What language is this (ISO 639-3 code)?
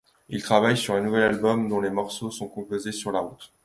fra